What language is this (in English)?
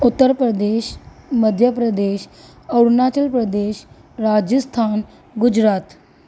Sindhi